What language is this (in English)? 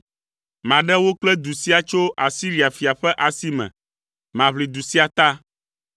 Ewe